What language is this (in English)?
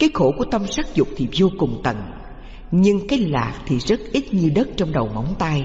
Vietnamese